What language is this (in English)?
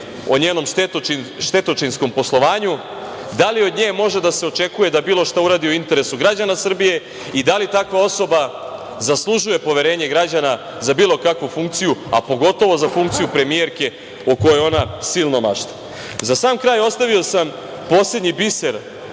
Serbian